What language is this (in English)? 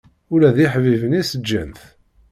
Kabyle